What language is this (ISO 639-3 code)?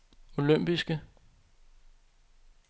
dan